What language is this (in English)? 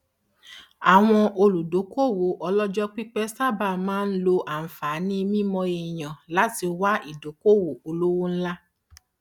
Yoruba